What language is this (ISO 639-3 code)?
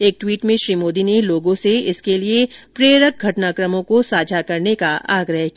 hin